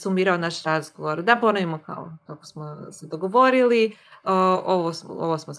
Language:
Croatian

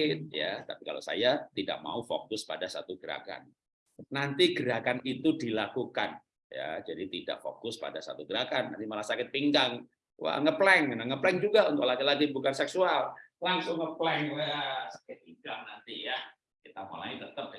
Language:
Indonesian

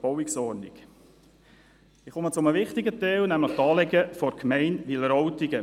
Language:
Swiss German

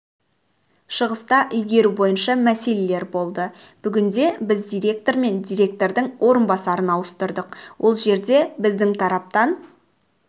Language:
Kazakh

